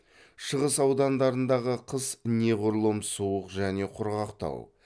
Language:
Kazakh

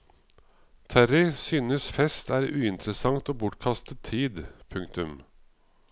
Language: Norwegian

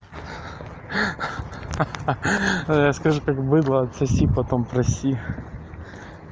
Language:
Russian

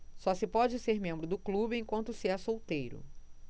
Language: Portuguese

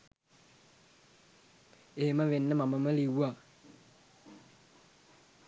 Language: Sinhala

